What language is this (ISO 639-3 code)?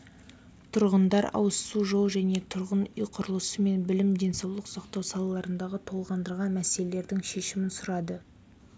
kaz